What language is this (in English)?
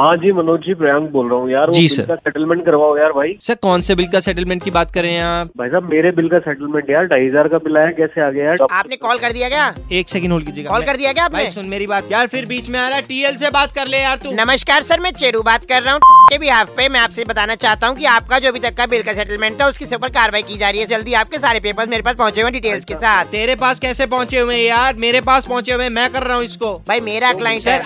Hindi